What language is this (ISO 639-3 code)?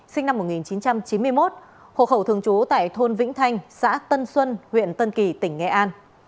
vie